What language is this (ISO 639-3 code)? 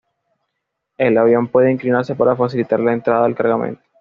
spa